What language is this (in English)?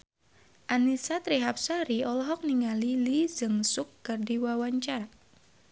Sundanese